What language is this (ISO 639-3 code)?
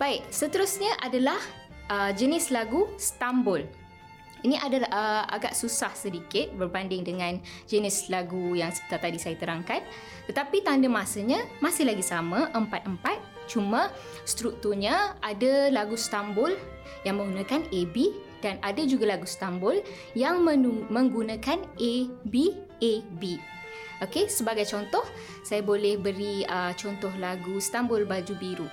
msa